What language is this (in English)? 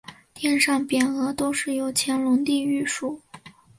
Chinese